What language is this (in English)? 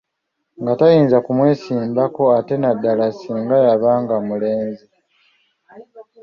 Ganda